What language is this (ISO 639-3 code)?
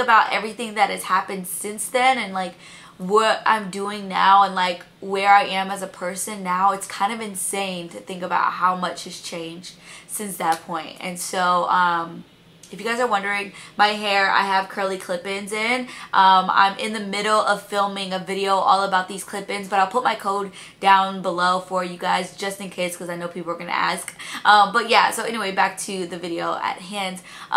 eng